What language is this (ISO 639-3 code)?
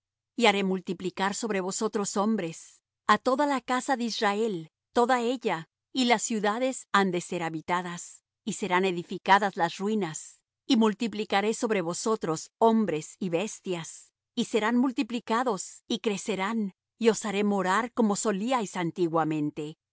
spa